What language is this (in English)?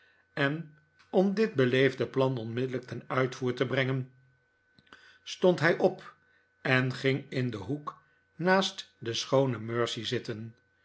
Dutch